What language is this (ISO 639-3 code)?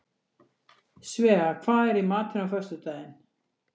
isl